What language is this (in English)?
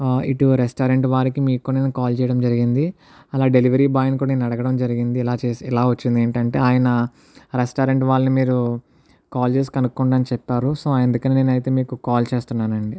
Telugu